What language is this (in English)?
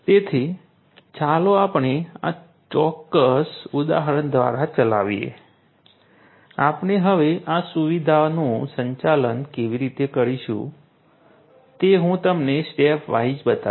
Gujarati